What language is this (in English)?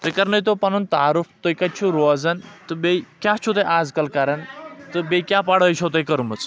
Kashmiri